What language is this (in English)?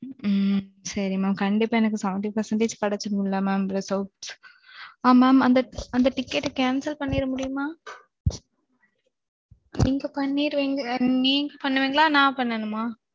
Tamil